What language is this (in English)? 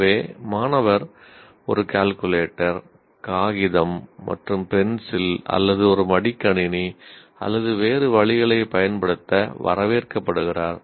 Tamil